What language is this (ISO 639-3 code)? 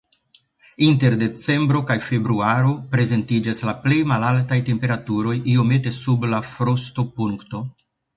epo